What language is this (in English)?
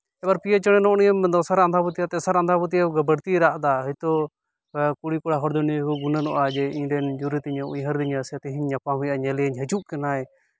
Santali